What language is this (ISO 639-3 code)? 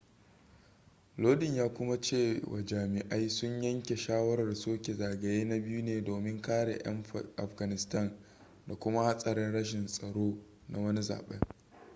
hau